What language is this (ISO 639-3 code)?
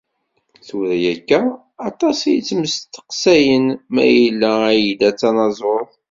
kab